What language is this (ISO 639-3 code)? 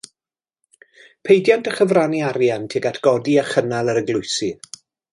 cym